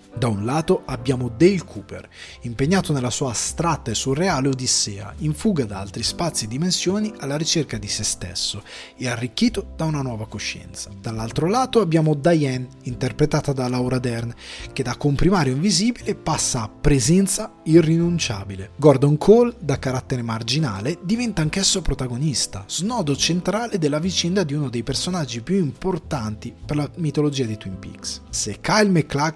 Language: Italian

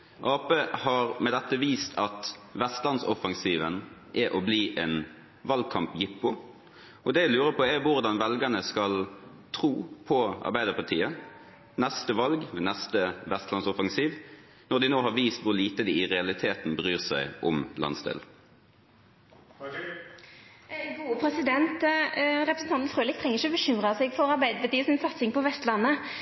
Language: Norwegian Bokmål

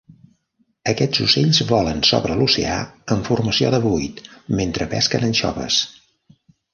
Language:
Catalan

